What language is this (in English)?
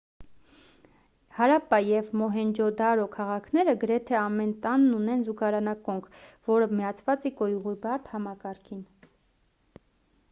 Armenian